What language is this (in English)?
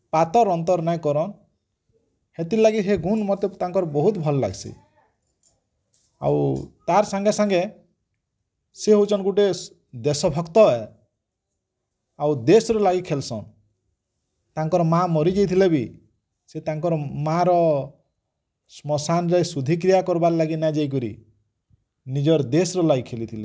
Odia